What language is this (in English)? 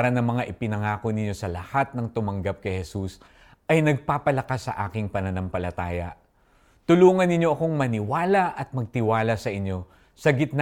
Filipino